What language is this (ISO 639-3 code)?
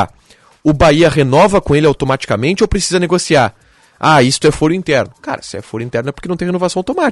por